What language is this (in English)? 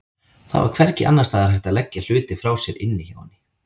Icelandic